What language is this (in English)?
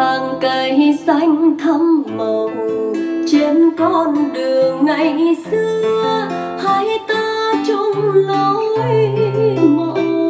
Vietnamese